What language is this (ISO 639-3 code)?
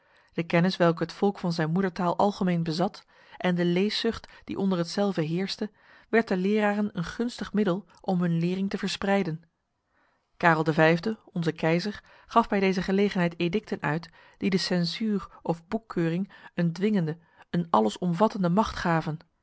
nld